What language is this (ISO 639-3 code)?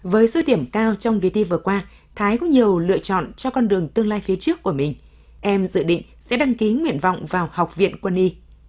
vie